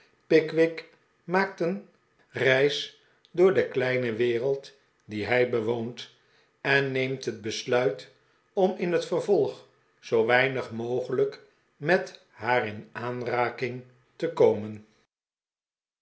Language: Dutch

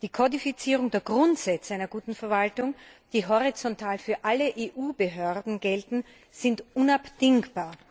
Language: German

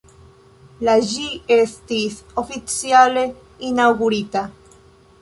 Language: Esperanto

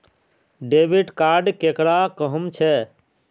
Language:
Magahi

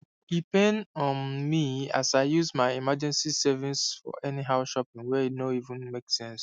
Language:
Nigerian Pidgin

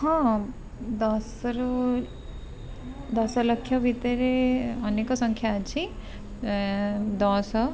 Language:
Odia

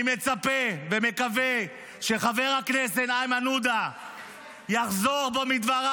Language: Hebrew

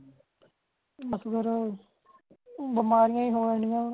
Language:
Punjabi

